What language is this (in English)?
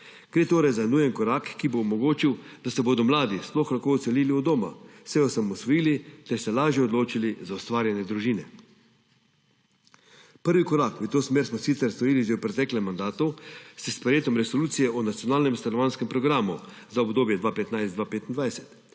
Slovenian